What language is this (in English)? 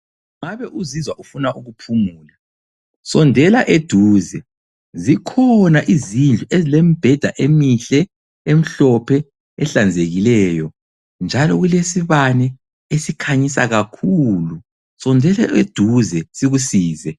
North Ndebele